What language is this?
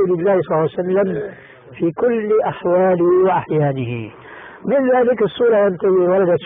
Arabic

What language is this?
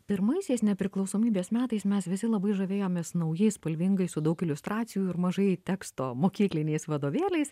Lithuanian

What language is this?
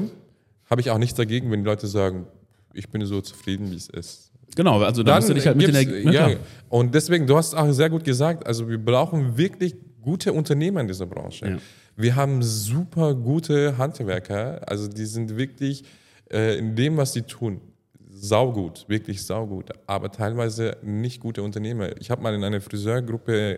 German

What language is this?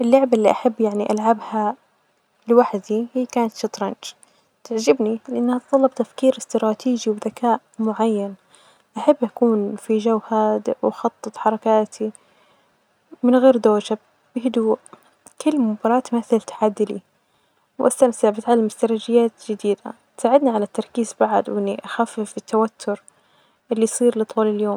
Najdi Arabic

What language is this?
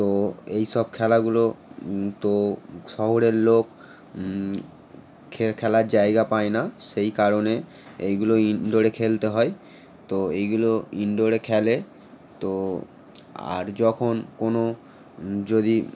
Bangla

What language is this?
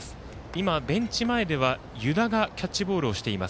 Japanese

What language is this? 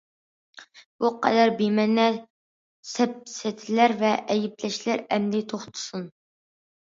Uyghur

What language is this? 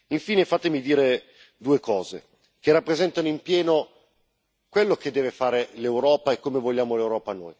Italian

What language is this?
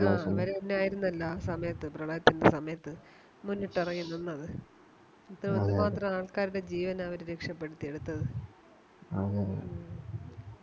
Malayalam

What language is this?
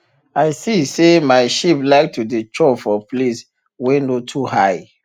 Nigerian Pidgin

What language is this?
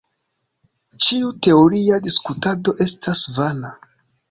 Esperanto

